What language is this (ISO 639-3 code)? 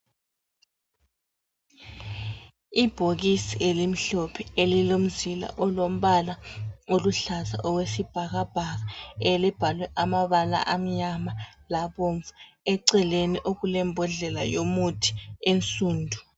nde